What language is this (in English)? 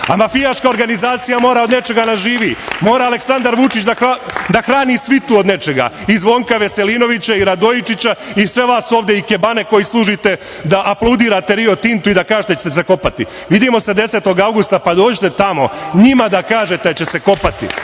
Serbian